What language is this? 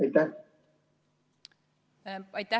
Estonian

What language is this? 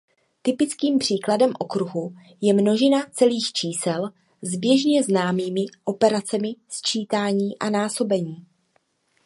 Czech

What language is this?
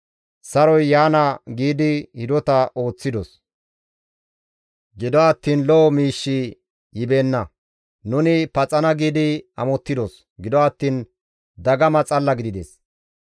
Gamo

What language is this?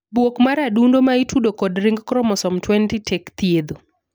Luo (Kenya and Tanzania)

